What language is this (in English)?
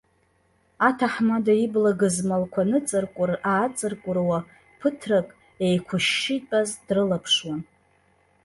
Abkhazian